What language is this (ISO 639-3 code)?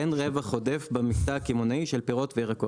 heb